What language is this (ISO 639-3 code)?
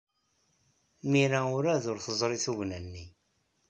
kab